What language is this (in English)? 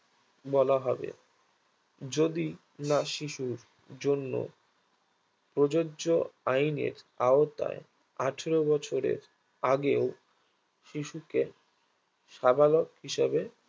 Bangla